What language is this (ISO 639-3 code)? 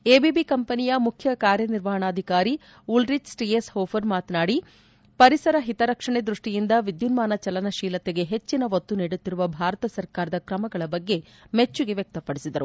kan